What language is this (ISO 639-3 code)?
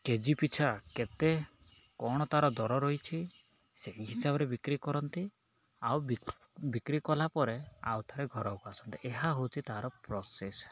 ori